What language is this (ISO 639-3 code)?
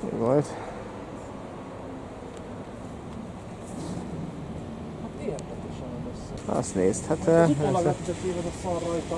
hun